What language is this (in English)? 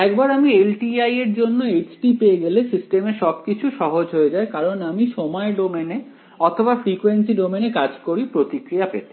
Bangla